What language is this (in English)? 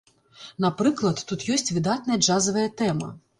Belarusian